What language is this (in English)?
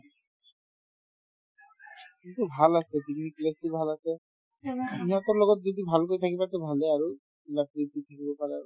Assamese